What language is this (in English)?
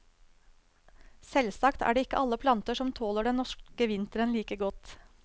Norwegian